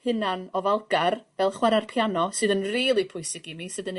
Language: Welsh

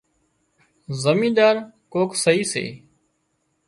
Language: Wadiyara Koli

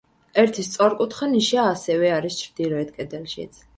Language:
Georgian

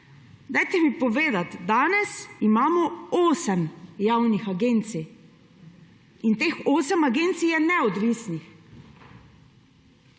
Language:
Slovenian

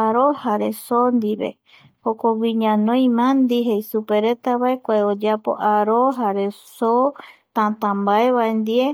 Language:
Eastern Bolivian Guaraní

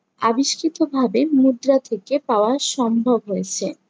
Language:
Bangla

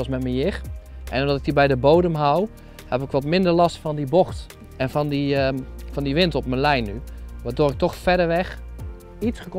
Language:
Dutch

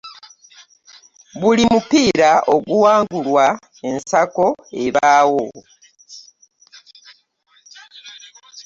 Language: Ganda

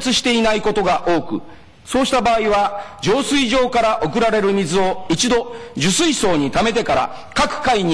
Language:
Japanese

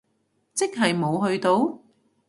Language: Cantonese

